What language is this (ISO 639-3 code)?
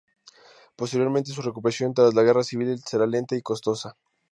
spa